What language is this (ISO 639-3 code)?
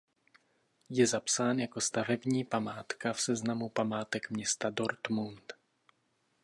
ces